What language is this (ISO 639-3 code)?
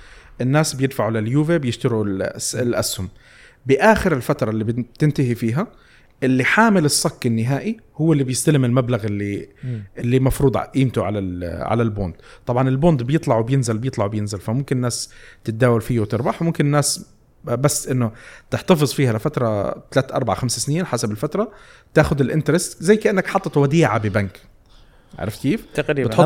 ara